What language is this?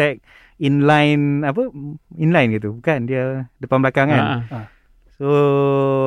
Malay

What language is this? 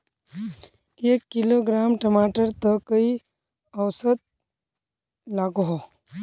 Magahi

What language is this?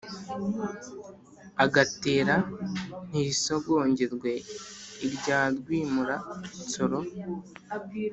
Kinyarwanda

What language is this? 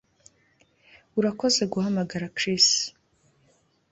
Kinyarwanda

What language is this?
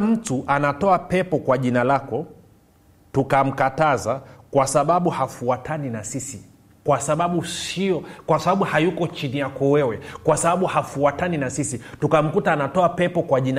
Swahili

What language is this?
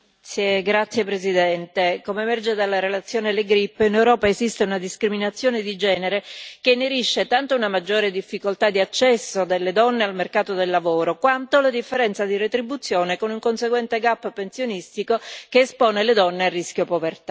Italian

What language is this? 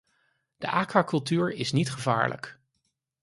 Dutch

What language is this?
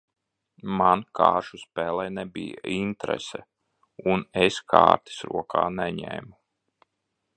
Latvian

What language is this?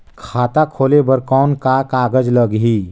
Chhattisgarhi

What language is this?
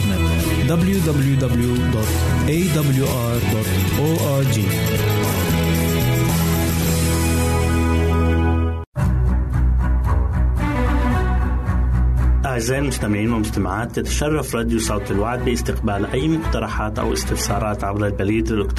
Arabic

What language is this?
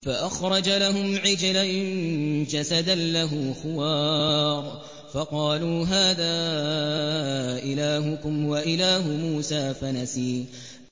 Arabic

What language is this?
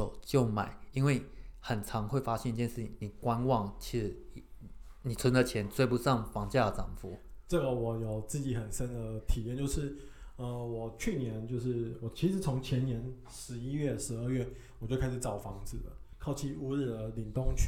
Chinese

